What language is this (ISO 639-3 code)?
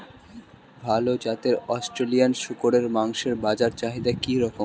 ben